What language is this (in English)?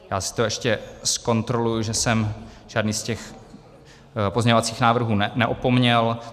Czech